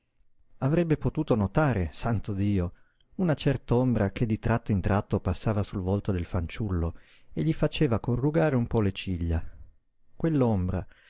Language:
Italian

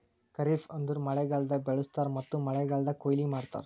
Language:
Kannada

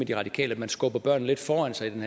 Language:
Danish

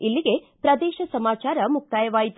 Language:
Kannada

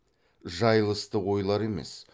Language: Kazakh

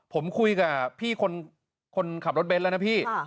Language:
Thai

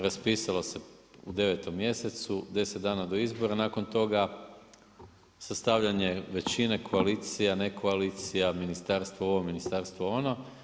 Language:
Croatian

